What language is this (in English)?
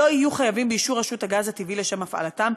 Hebrew